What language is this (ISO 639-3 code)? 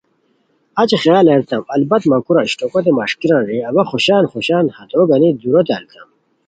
khw